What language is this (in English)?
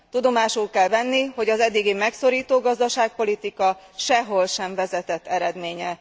Hungarian